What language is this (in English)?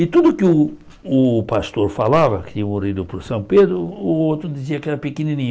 Portuguese